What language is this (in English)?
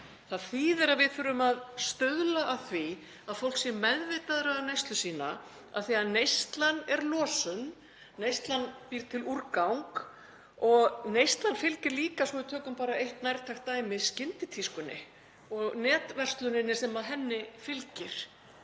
Icelandic